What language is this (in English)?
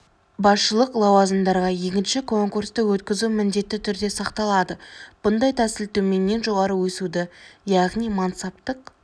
Kazakh